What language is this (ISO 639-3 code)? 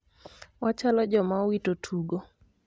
luo